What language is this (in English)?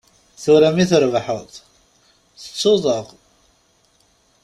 Kabyle